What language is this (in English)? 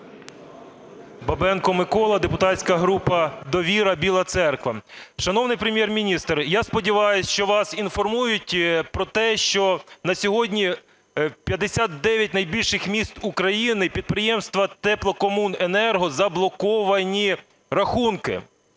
Ukrainian